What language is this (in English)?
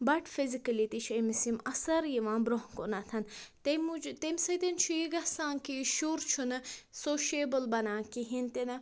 Kashmiri